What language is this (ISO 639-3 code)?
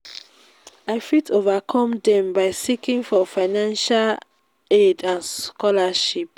pcm